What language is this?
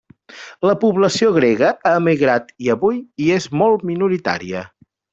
Catalan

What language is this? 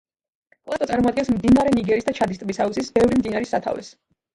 Georgian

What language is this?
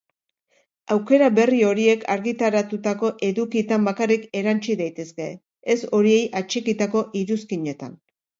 Basque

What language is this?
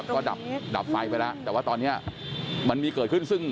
Thai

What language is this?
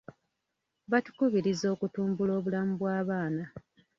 Ganda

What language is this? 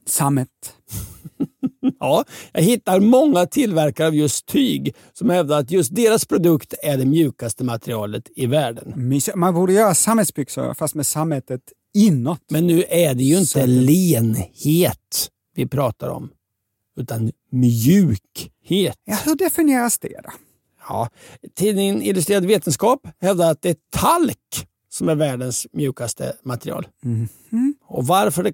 Swedish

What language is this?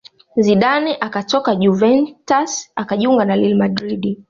Swahili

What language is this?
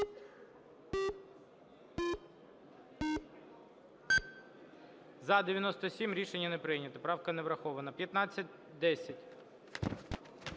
Ukrainian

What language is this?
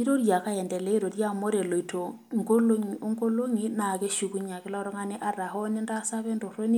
Masai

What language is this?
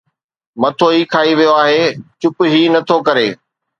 Sindhi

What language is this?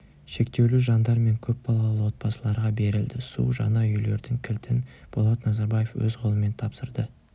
Kazakh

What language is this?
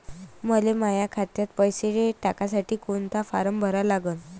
Marathi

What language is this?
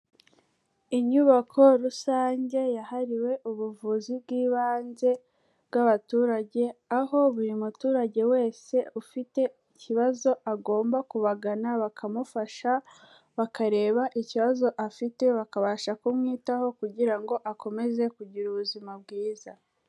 Kinyarwanda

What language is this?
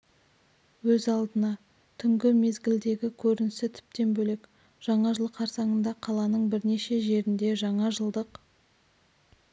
Kazakh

